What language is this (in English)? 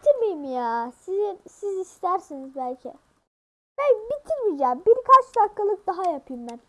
Turkish